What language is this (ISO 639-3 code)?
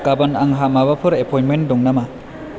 brx